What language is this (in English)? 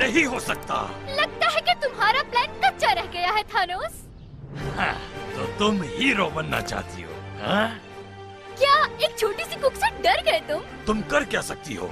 Hindi